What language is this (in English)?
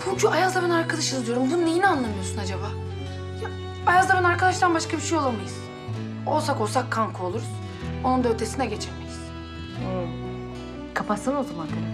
Turkish